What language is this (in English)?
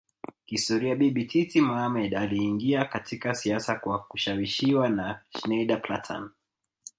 Swahili